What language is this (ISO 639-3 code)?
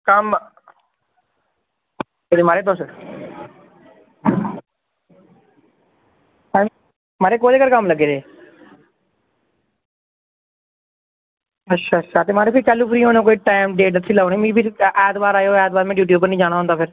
doi